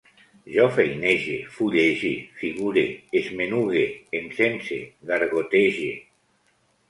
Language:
Catalan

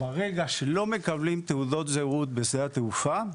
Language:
Hebrew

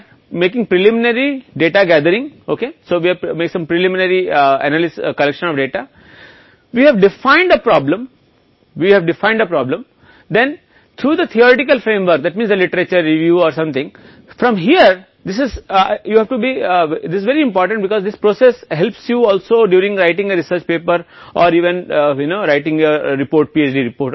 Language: Hindi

